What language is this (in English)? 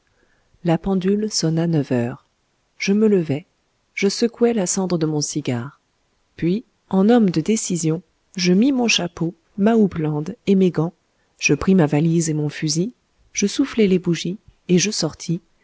French